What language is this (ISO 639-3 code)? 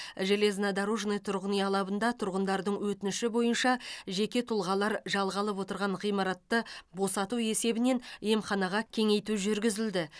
kaz